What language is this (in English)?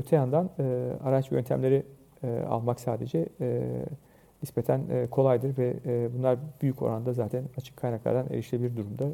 Turkish